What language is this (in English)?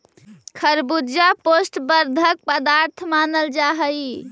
Magahi